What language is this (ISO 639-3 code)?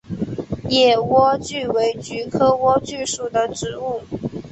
zho